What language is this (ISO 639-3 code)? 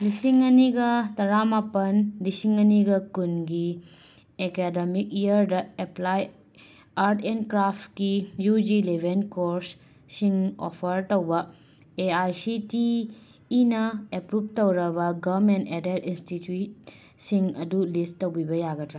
mni